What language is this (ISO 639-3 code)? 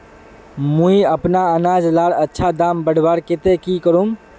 mag